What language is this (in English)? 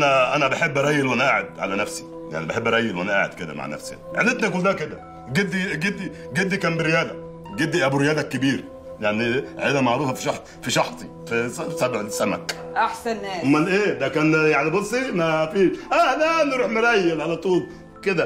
Arabic